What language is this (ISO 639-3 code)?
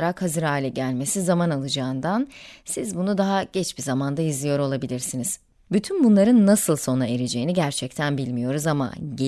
tur